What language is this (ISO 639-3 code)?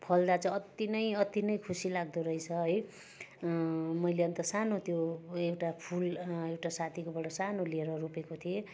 nep